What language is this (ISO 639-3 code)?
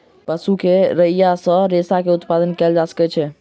mai